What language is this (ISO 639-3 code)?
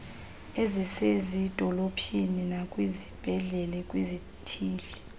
xho